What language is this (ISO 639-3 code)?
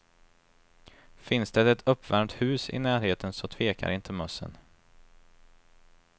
swe